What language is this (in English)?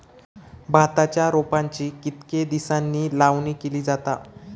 Marathi